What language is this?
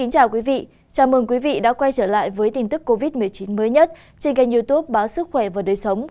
Vietnamese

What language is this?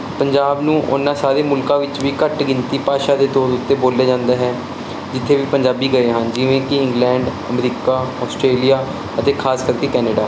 Punjabi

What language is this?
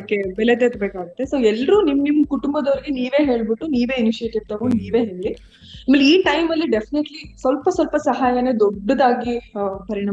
Kannada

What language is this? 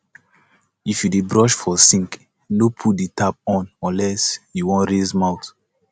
Nigerian Pidgin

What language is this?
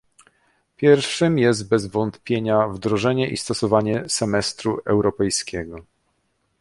Polish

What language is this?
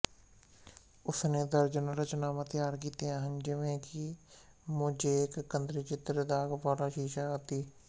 Punjabi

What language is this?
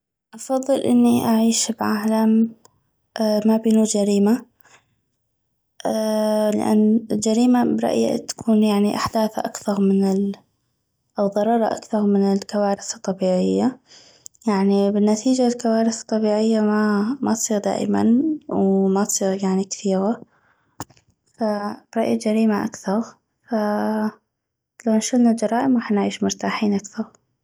North Mesopotamian Arabic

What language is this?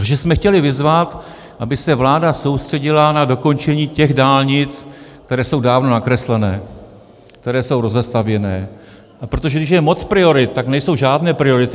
Czech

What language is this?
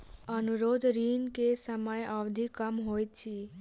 Maithili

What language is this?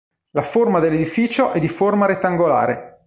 Italian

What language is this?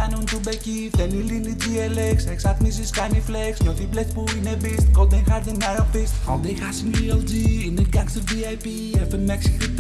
Greek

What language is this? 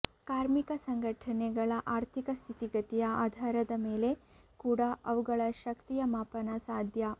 Kannada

